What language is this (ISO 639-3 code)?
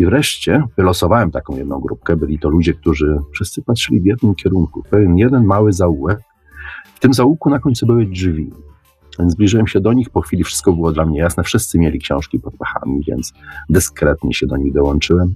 pol